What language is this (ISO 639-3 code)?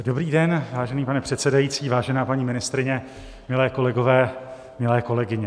ces